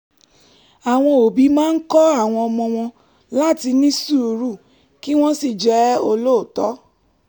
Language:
Yoruba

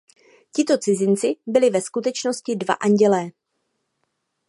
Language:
Czech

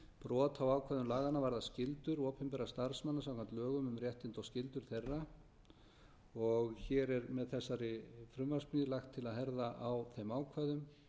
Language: Icelandic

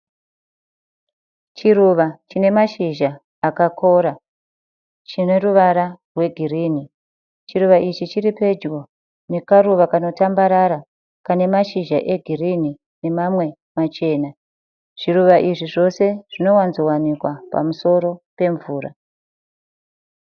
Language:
Shona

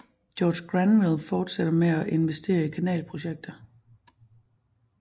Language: Danish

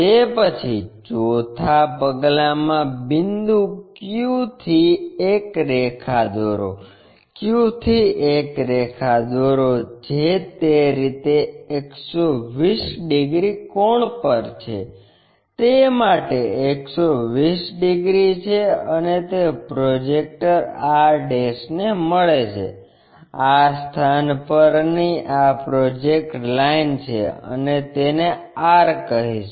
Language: Gujarati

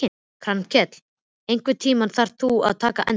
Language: Icelandic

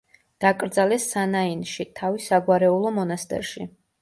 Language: Georgian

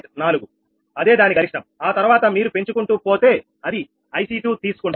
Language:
Telugu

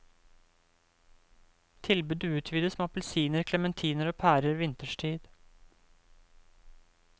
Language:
Norwegian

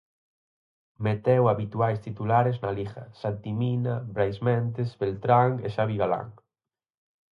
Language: Galician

